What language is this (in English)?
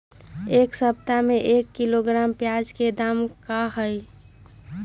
Magahi